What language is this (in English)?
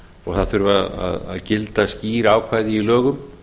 Icelandic